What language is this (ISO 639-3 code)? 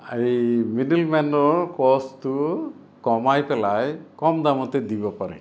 asm